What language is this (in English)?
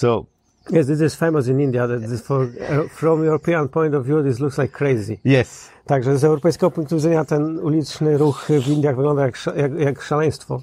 Polish